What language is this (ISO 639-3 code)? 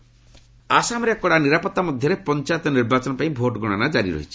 ori